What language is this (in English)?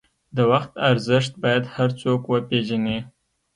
Pashto